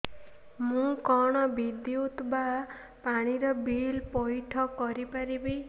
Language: Odia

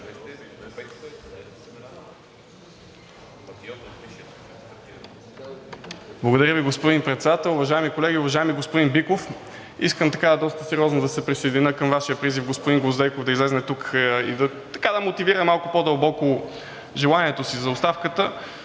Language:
Bulgarian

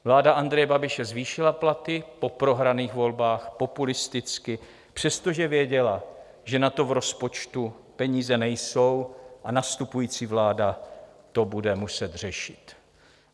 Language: Czech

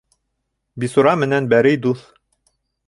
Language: Bashkir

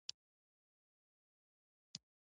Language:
Pashto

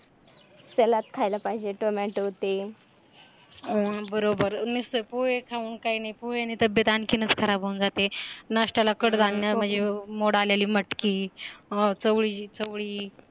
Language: Marathi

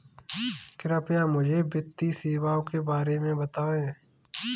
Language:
Hindi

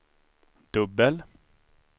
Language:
Swedish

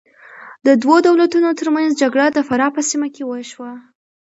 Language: Pashto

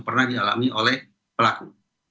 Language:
Indonesian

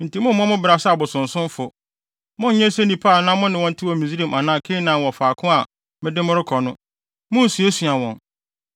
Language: Akan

